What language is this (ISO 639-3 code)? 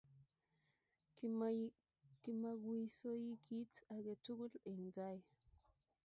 kln